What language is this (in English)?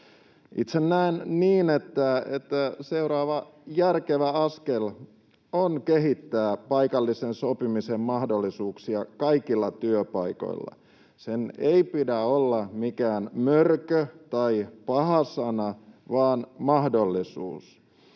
Finnish